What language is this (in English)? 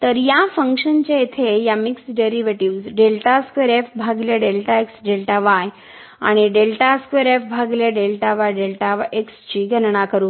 Marathi